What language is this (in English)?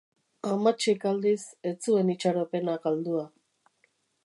Basque